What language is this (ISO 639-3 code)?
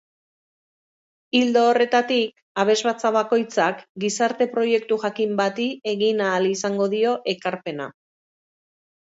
eus